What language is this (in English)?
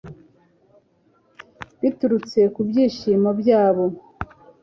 Kinyarwanda